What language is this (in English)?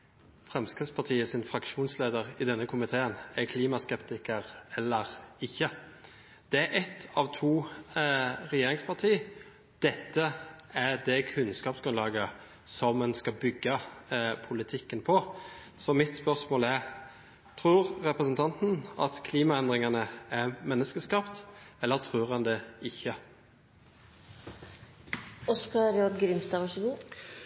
Norwegian